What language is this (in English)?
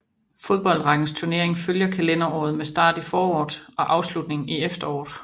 Danish